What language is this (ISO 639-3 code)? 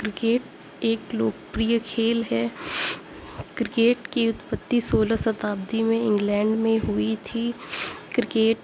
urd